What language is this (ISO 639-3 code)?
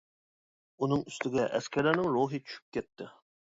uig